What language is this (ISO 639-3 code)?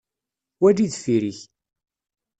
kab